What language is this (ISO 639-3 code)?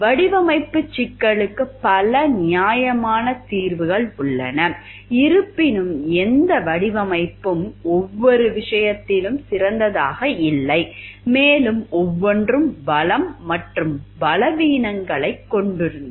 tam